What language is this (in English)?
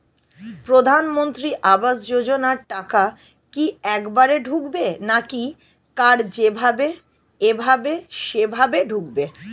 Bangla